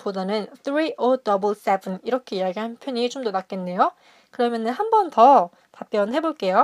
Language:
Korean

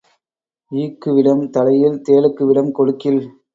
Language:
Tamil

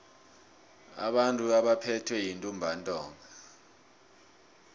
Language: South Ndebele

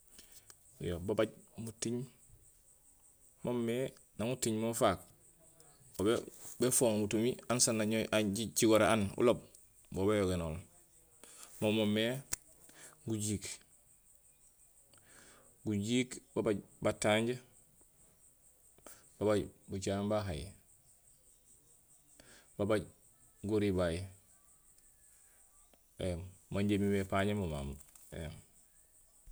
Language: Gusilay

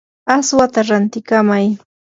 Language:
Yanahuanca Pasco Quechua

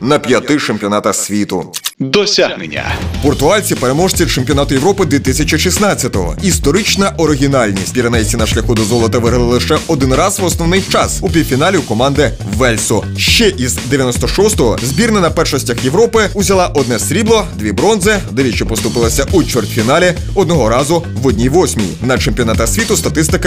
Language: Ukrainian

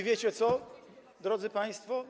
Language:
Polish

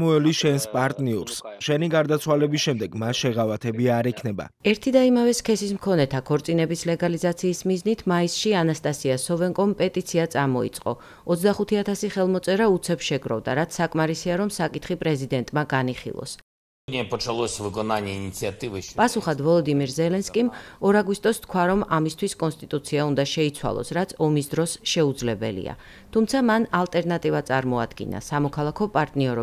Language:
Dutch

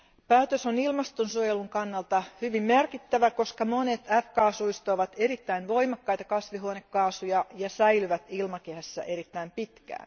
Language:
Finnish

